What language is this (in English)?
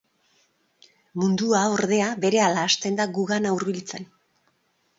Basque